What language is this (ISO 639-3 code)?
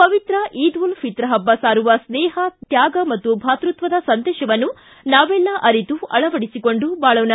kan